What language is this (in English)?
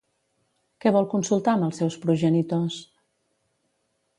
Catalan